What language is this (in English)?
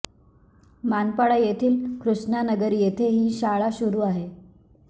Marathi